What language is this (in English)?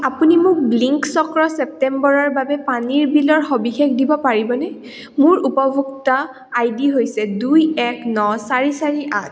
Assamese